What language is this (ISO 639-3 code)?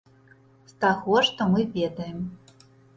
bel